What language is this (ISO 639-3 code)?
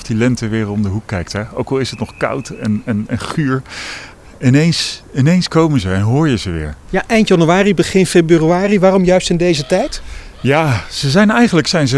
nld